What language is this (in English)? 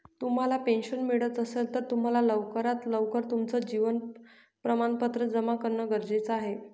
Marathi